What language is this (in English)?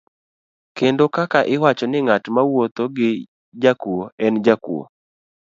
Luo (Kenya and Tanzania)